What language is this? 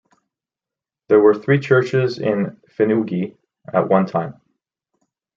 English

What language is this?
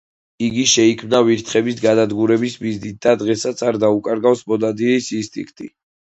Georgian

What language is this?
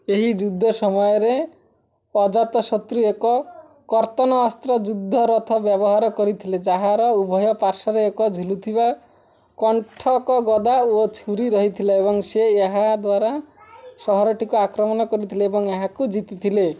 Odia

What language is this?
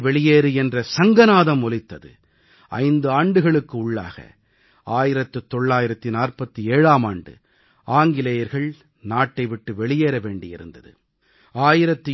Tamil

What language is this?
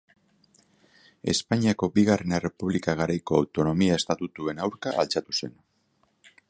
Basque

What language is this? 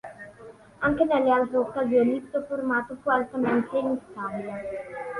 Italian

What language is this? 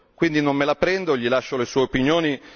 Italian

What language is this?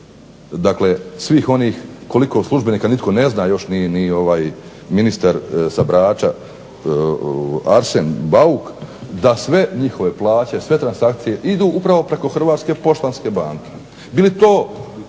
Croatian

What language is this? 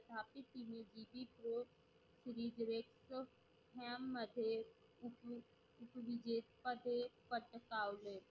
Marathi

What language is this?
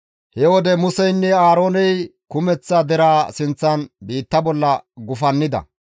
Gamo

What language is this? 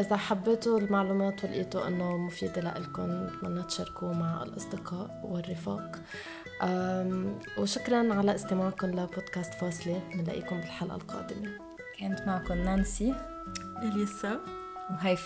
Arabic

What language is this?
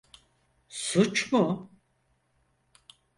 Turkish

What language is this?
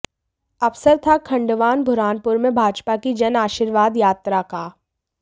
Hindi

